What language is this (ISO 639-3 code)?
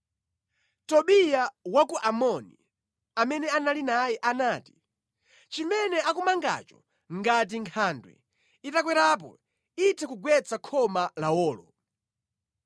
nya